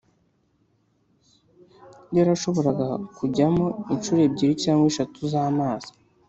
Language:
Kinyarwanda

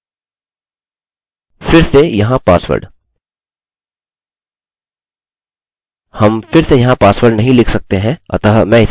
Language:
Hindi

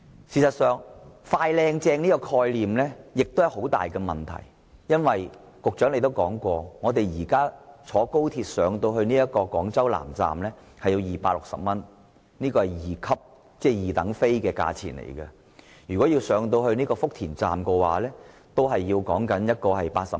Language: Cantonese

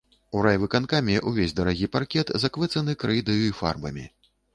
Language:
Belarusian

